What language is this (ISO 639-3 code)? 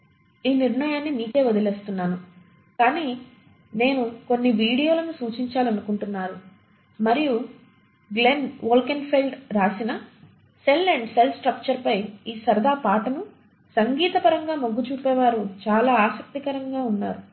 tel